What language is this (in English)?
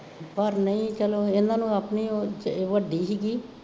Punjabi